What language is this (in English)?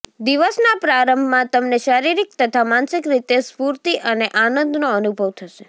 Gujarati